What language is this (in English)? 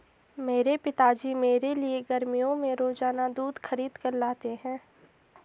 Hindi